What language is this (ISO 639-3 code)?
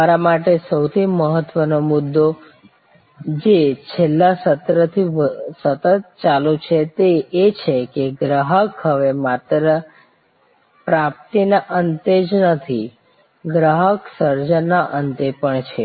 guj